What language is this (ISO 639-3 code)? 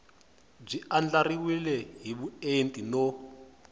tso